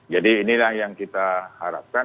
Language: Indonesian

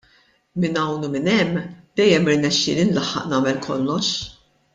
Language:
Maltese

